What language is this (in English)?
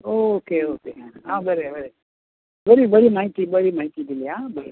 Konkani